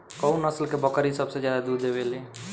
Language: Bhojpuri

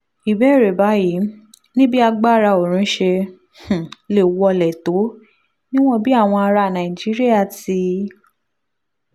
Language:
Yoruba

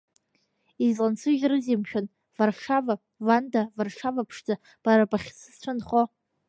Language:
Abkhazian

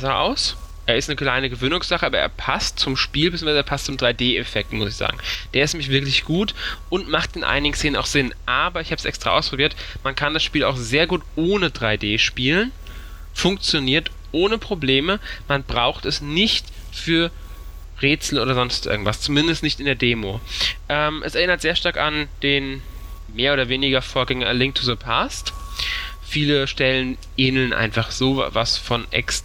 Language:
German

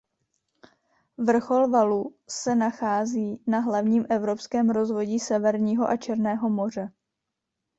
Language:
Czech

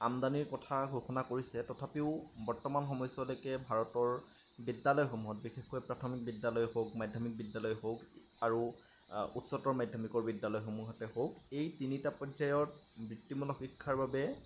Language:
Assamese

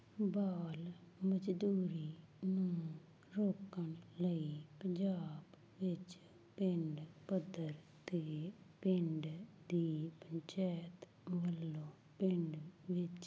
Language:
Punjabi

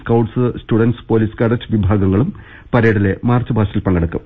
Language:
Malayalam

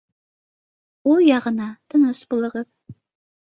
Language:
Bashkir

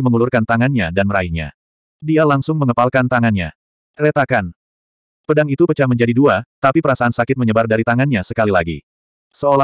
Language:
Indonesian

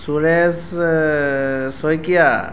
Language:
Assamese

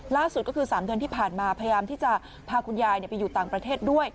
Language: Thai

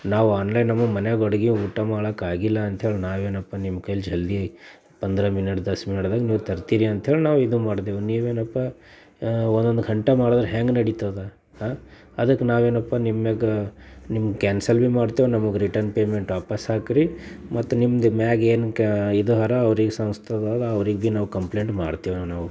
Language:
Kannada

